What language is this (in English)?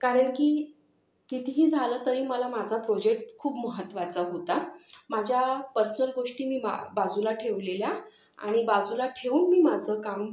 Marathi